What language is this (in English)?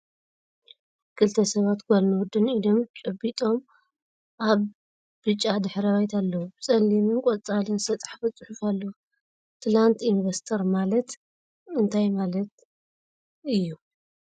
Tigrinya